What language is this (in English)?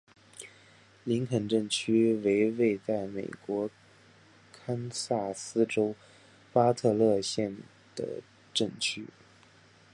Chinese